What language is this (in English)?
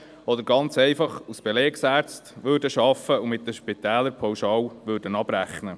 Swiss German